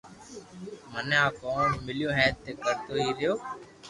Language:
Loarki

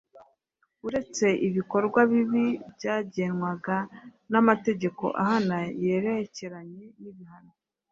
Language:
Kinyarwanda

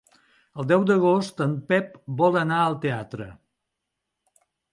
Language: Catalan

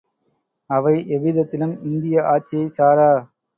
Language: Tamil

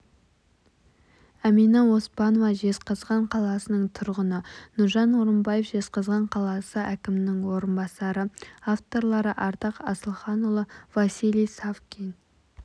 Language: Kazakh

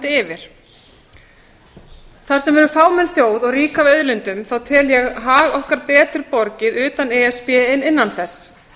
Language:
Icelandic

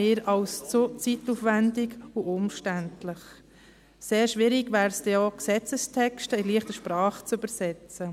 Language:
Swiss German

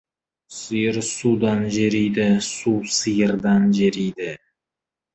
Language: Kazakh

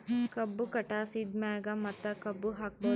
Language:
Kannada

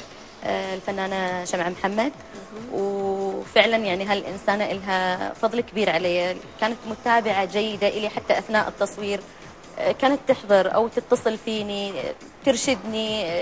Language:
Arabic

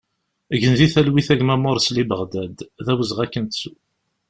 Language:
Kabyle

